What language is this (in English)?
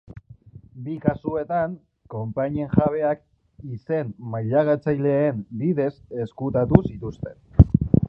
Basque